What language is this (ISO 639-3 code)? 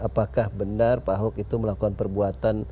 ind